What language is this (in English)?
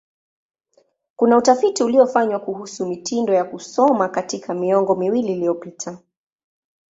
Swahili